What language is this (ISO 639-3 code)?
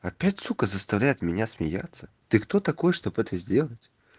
rus